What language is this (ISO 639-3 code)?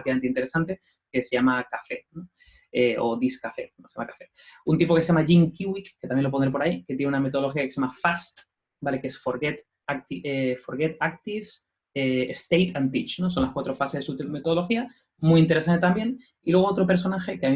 spa